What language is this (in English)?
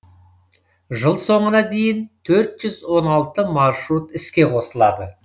Kazakh